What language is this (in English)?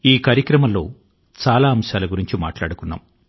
Telugu